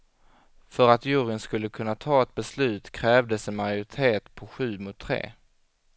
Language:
Swedish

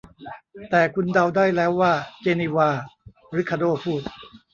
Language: Thai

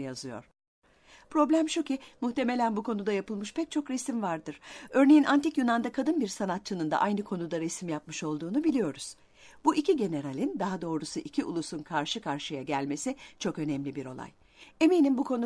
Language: Turkish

